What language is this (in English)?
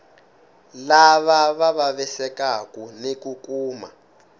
Tsonga